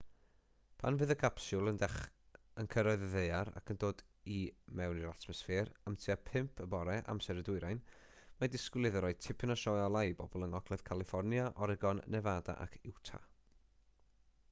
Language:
Welsh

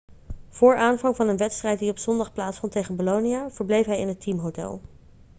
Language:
Dutch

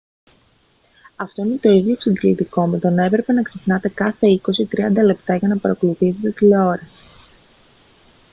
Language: Greek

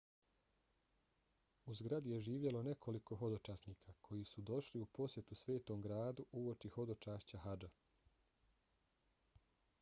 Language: Bosnian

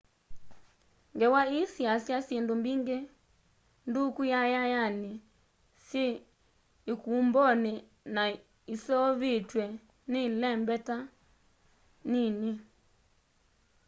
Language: Kamba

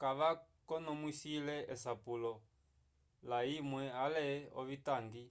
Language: Umbundu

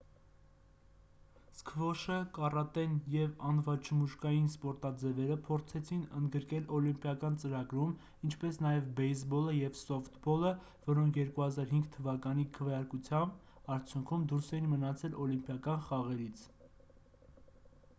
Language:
Armenian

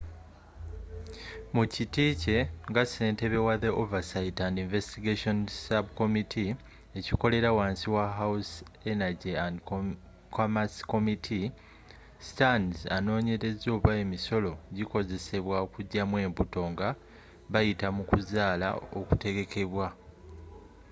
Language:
Ganda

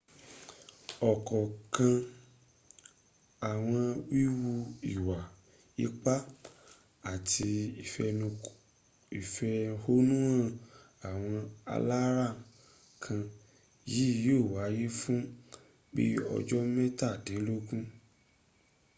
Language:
Yoruba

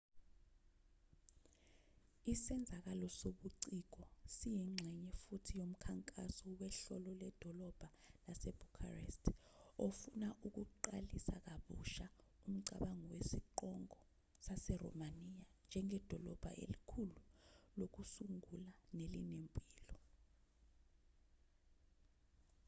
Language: Zulu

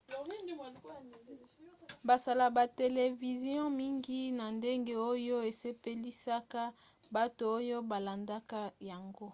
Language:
Lingala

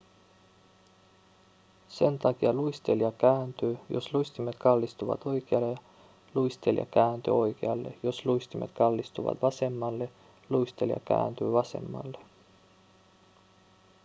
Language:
Finnish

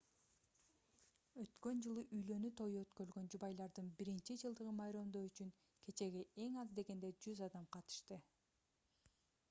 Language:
Kyrgyz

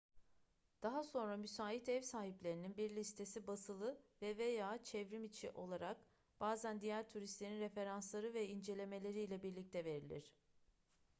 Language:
Turkish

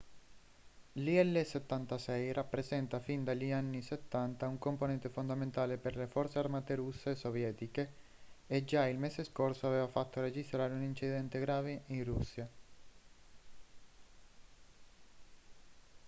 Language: Italian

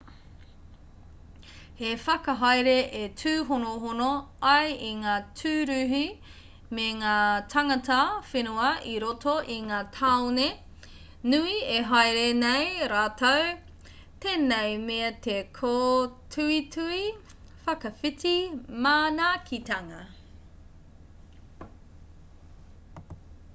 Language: Māori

